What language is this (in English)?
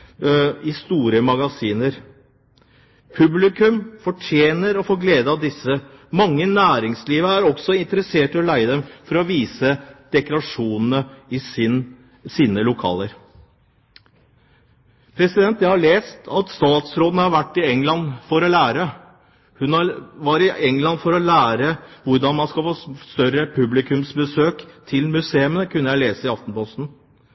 Norwegian Bokmål